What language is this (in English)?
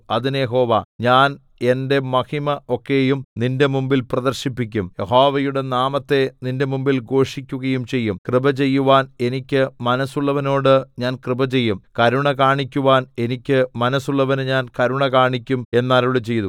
Malayalam